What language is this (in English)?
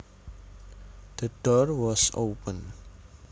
Javanese